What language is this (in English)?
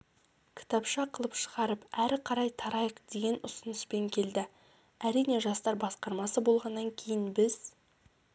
Kazakh